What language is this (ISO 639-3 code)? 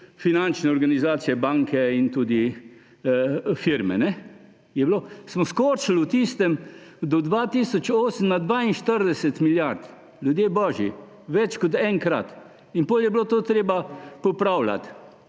slv